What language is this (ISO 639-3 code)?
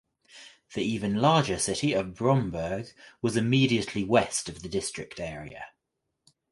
eng